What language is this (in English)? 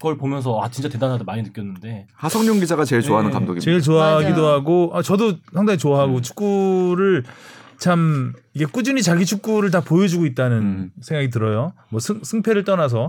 Korean